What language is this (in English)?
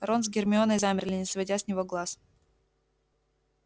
Russian